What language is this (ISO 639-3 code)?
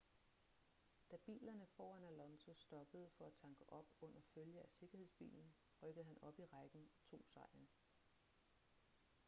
dan